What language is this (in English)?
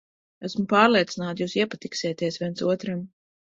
Latvian